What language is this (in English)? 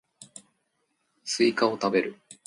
Japanese